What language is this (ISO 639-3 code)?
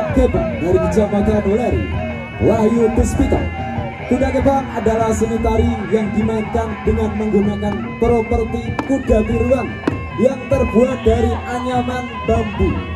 ind